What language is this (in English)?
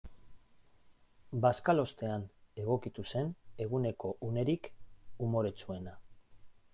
Basque